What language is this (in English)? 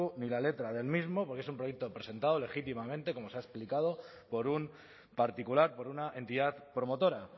Spanish